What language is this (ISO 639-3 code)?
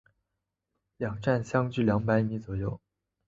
zho